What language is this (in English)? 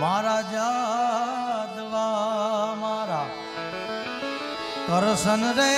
Gujarati